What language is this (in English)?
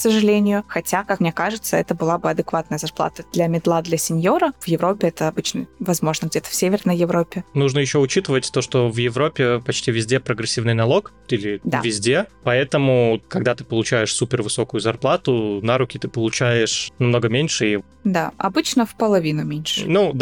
Russian